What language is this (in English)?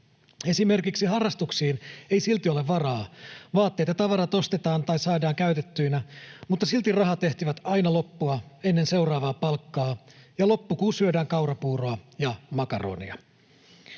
Finnish